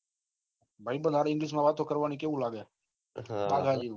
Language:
Gujarati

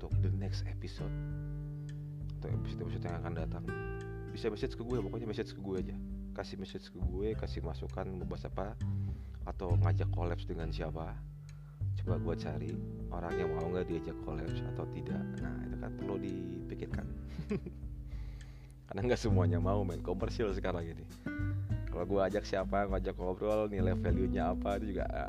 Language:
Indonesian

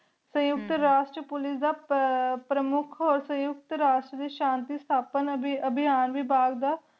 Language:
Punjabi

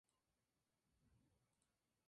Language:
Spanish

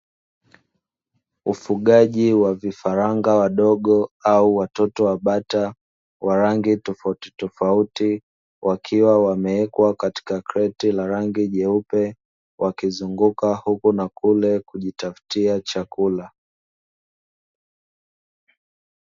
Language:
Swahili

